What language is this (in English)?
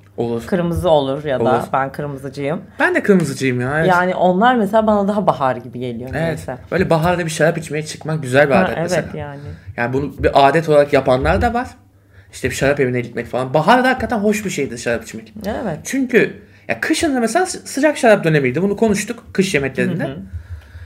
Turkish